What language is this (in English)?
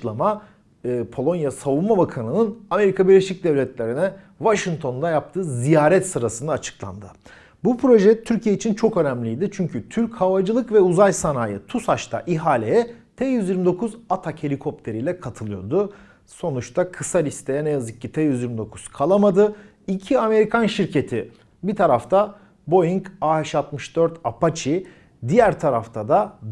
Turkish